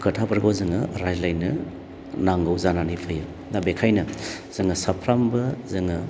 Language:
Bodo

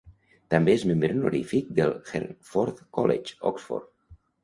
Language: Catalan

